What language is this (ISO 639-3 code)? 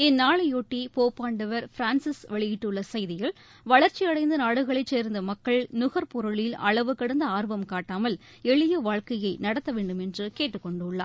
tam